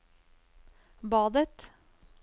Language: Norwegian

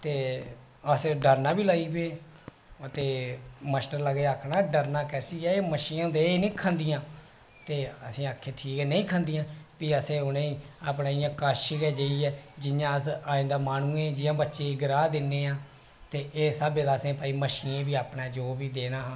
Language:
Dogri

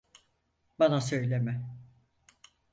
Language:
Turkish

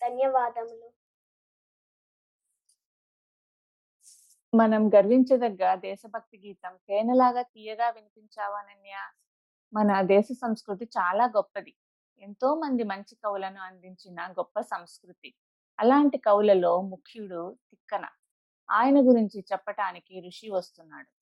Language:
Telugu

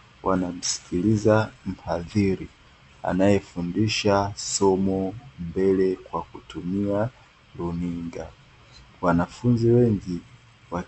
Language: Swahili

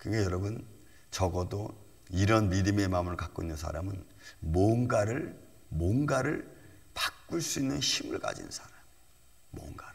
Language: Korean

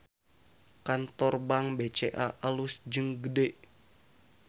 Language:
Sundanese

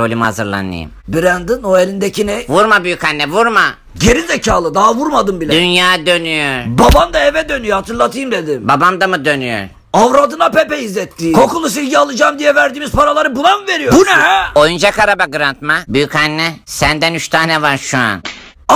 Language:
Turkish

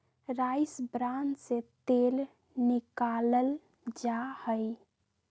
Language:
Magahi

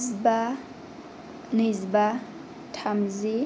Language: Bodo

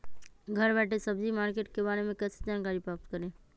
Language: Magahi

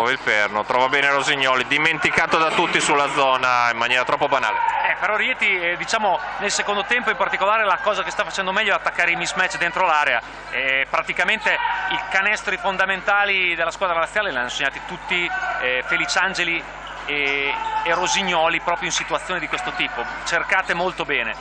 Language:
Italian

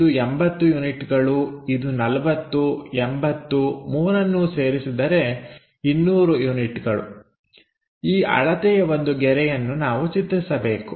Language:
Kannada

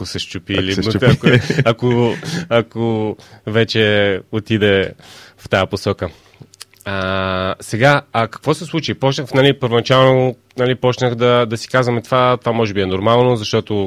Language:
Bulgarian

